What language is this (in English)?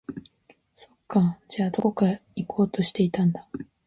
Japanese